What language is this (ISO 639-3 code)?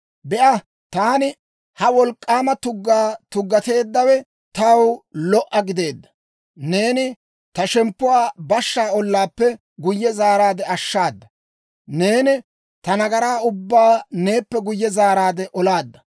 dwr